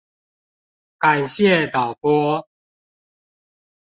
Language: Chinese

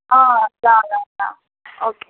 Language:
Nepali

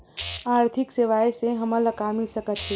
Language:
Chhattisgarhi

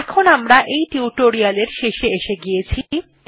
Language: Bangla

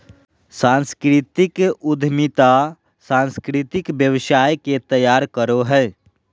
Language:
Magahi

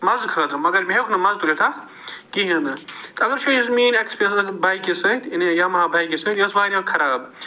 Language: Kashmiri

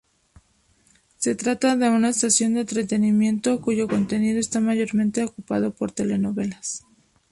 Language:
Spanish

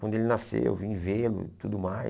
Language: Portuguese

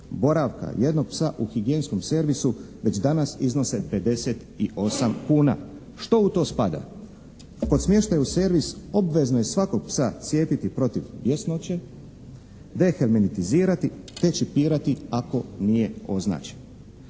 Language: Croatian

